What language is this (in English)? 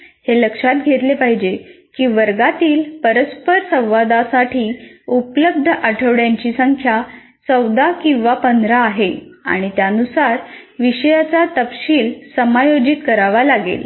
Marathi